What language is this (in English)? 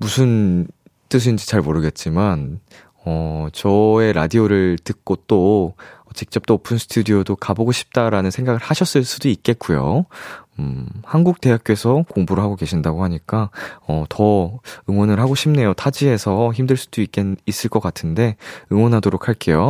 Korean